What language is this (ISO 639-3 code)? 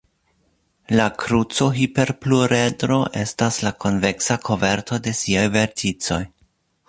epo